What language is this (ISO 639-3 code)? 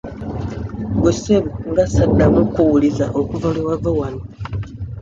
lug